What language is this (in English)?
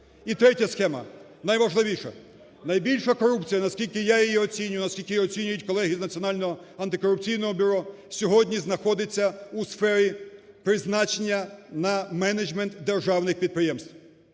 Ukrainian